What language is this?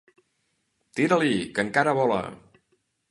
Catalan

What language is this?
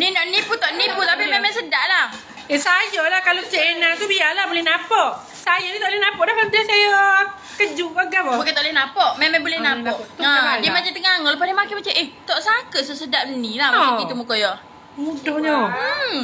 Malay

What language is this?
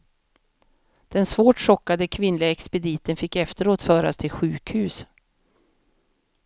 Swedish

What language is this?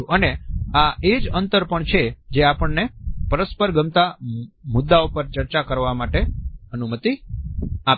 Gujarati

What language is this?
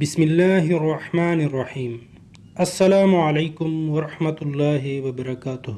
Urdu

